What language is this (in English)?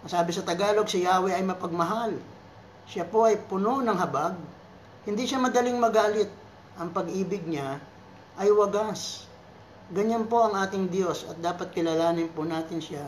Filipino